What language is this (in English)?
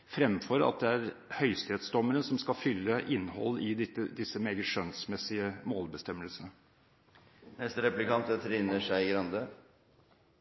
Norwegian Bokmål